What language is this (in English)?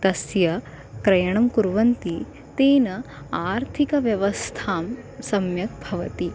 Sanskrit